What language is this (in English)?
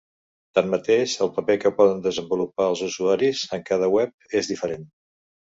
Catalan